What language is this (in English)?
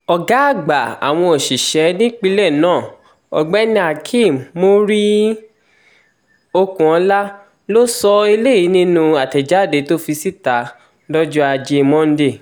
Yoruba